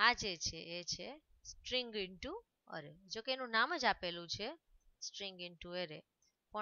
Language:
Hindi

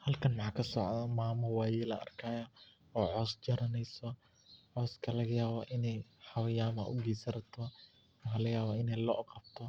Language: Somali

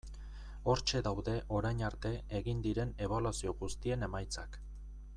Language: Basque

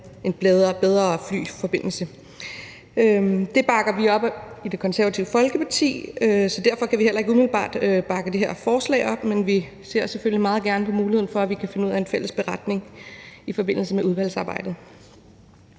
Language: Danish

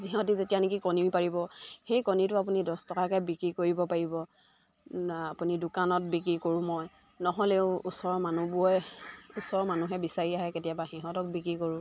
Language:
Assamese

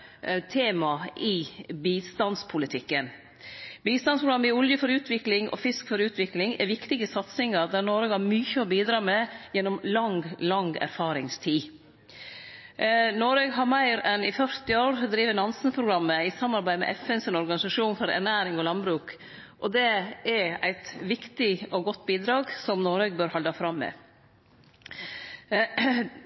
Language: Norwegian Nynorsk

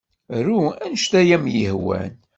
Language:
Kabyle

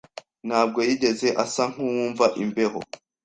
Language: Kinyarwanda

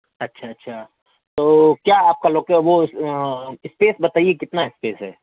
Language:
Urdu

